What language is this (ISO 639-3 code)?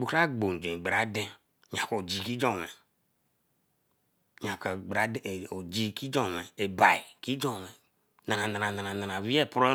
elm